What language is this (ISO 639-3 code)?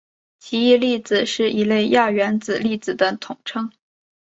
zho